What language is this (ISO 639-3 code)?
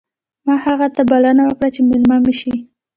pus